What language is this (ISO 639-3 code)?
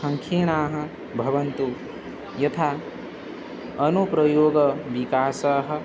san